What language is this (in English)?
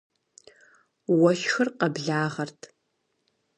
Kabardian